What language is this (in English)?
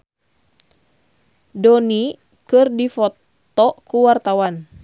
Sundanese